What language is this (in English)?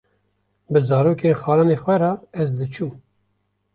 Kurdish